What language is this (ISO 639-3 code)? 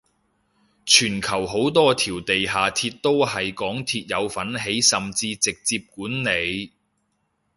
yue